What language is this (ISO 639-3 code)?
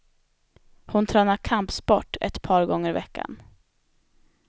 swe